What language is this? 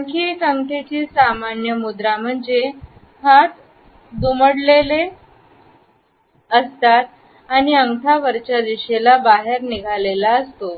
Marathi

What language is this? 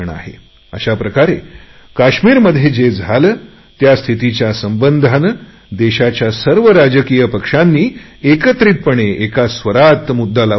Marathi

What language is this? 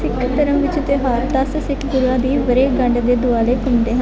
Punjabi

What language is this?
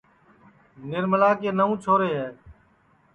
Sansi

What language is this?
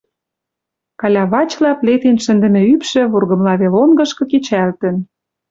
Western Mari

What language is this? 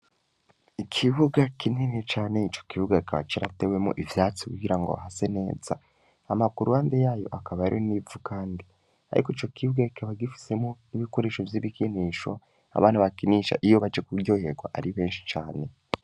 Rundi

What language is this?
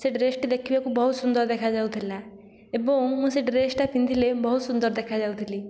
Odia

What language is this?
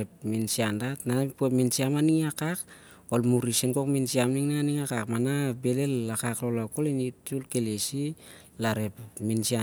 Siar-Lak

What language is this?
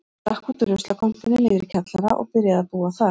Icelandic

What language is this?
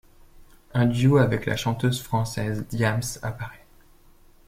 French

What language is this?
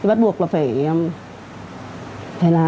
Vietnamese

